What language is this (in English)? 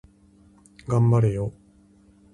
Japanese